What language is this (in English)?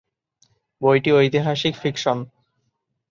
Bangla